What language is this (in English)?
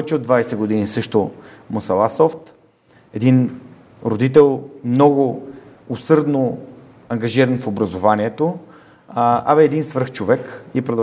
Bulgarian